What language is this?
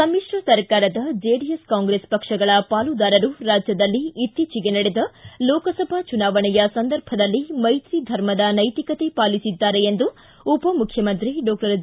Kannada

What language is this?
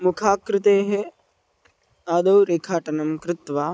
Sanskrit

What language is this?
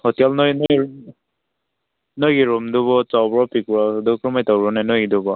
Manipuri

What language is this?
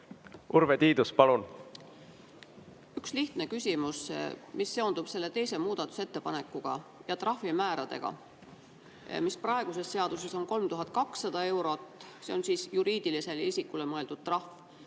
Estonian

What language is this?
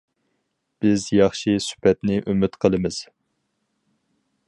Uyghur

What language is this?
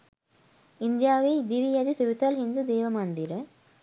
Sinhala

